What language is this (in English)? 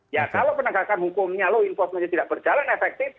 Indonesian